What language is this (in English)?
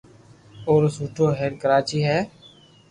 Loarki